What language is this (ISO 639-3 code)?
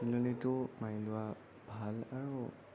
asm